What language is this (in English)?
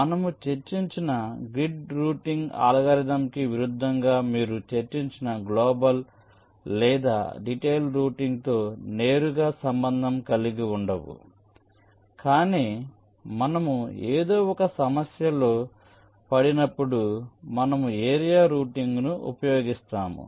Telugu